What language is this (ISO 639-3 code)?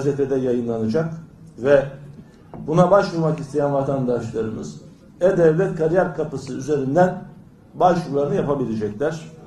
tur